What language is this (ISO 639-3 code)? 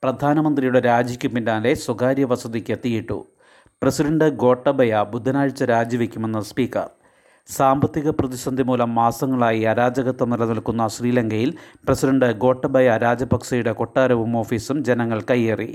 mal